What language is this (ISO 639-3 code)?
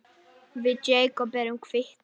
isl